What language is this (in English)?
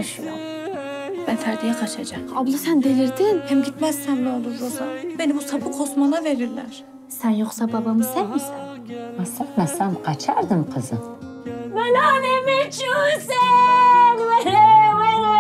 Turkish